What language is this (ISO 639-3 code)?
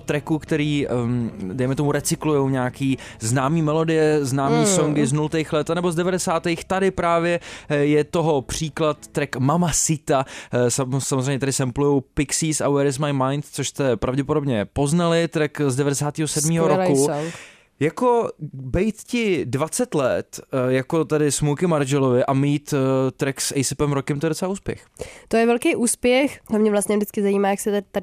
ces